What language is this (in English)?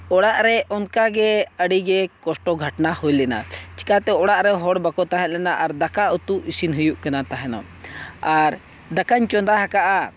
Santali